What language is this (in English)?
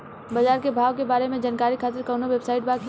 Bhojpuri